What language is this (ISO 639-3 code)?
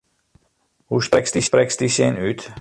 fry